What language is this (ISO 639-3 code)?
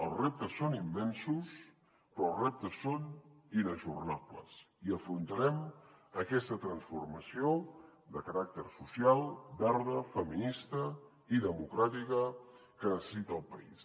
cat